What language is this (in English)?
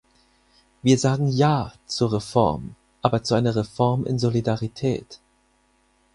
German